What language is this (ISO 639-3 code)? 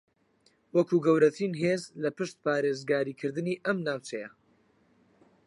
ckb